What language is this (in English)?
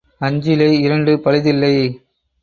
Tamil